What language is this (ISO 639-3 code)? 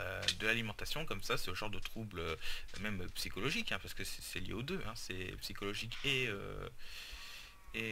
fra